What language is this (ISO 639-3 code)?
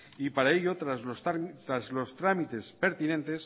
spa